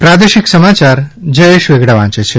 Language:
Gujarati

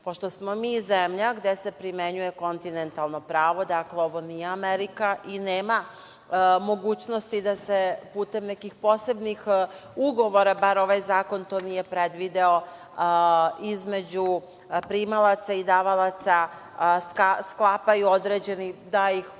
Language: Serbian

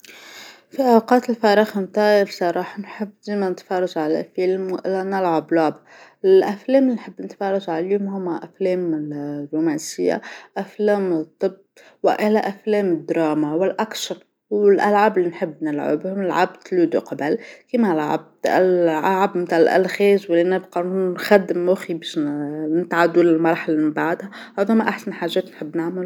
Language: Tunisian Arabic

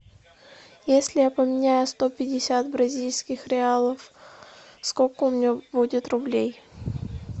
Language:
Russian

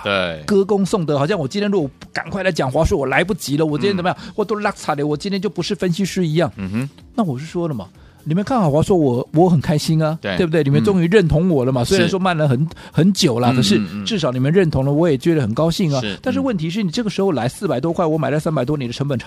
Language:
Chinese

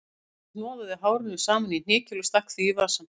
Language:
Icelandic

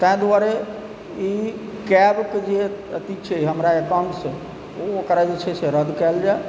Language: Maithili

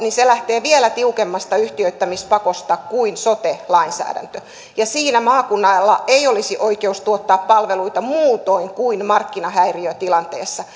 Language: Finnish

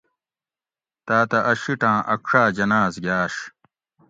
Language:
Gawri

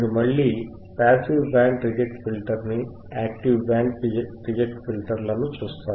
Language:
Telugu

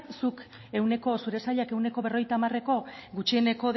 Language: Basque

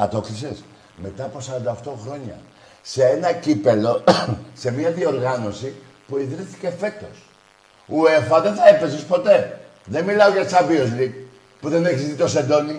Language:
Greek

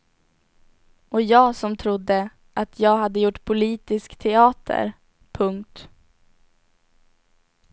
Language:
Swedish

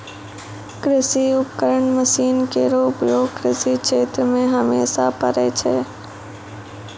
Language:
Maithili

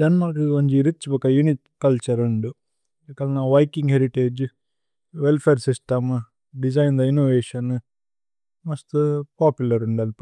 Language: Tulu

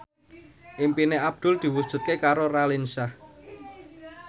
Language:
Javanese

